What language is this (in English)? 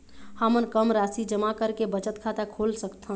Chhattisgarhi